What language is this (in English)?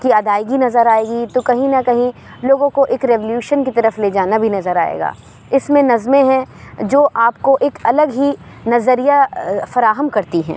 Urdu